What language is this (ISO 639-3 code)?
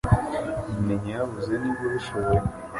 kin